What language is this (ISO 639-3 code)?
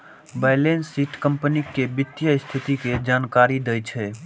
mai